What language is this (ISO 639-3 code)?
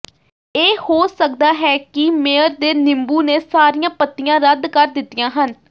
pan